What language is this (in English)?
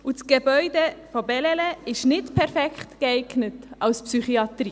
Swiss German